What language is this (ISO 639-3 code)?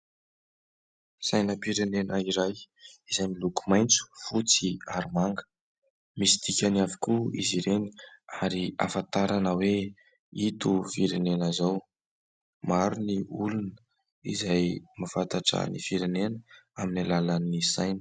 mlg